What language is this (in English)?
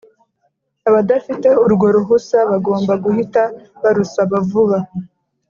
Kinyarwanda